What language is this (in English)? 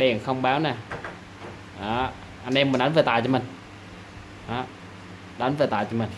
Vietnamese